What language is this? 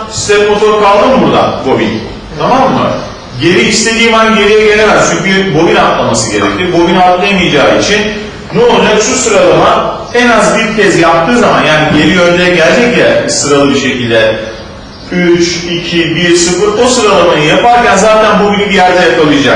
Turkish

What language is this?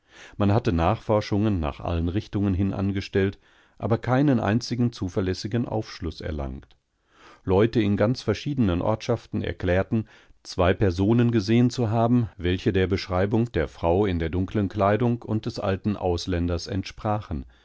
German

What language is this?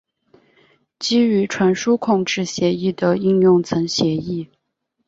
Chinese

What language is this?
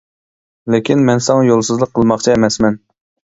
Uyghur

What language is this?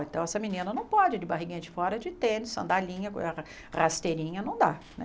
Portuguese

